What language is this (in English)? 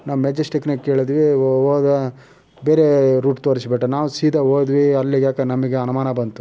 Kannada